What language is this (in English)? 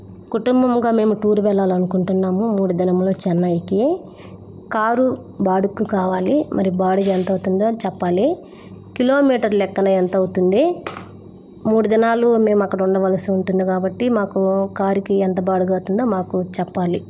Telugu